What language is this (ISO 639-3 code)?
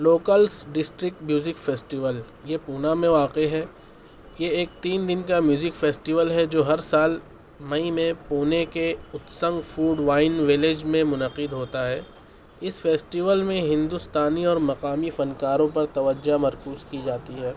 urd